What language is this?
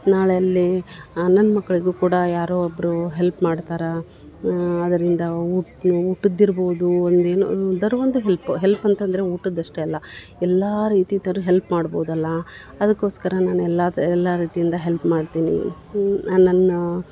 Kannada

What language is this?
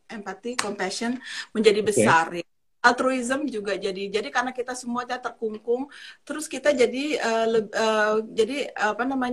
Indonesian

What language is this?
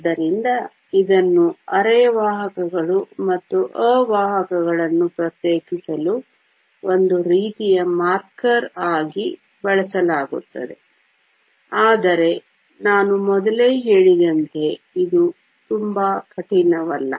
Kannada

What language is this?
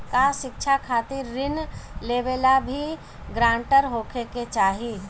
Bhojpuri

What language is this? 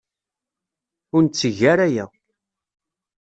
Kabyle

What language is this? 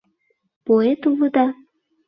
Mari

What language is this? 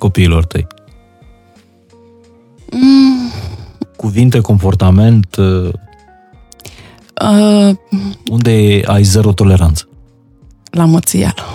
Romanian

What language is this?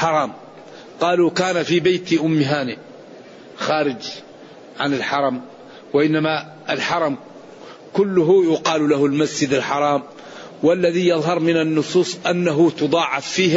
Arabic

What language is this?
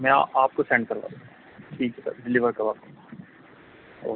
Urdu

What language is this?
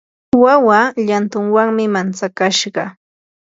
Yanahuanca Pasco Quechua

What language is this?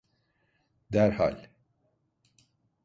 Turkish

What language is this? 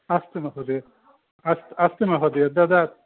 Sanskrit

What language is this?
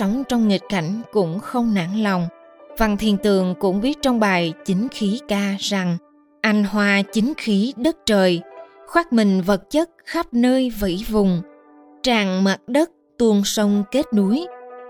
Vietnamese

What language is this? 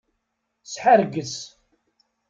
Kabyle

